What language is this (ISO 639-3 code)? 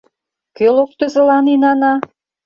chm